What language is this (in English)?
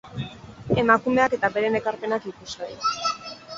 Basque